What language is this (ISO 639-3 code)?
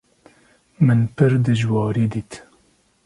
kur